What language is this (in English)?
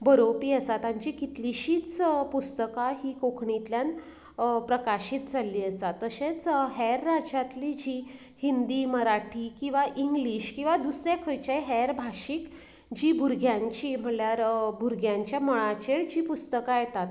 Konkani